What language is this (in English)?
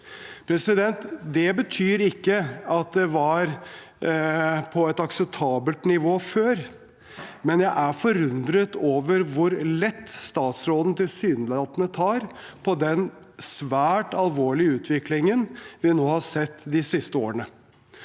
Norwegian